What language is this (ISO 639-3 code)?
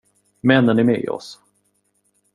swe